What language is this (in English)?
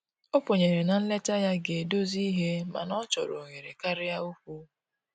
Igbo